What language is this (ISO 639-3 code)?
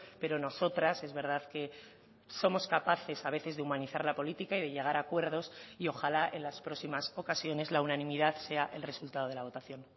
spa